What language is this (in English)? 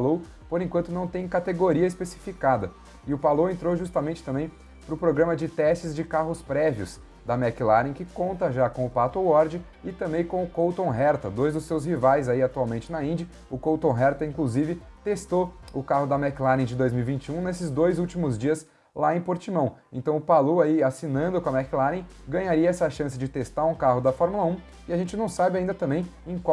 Portuguese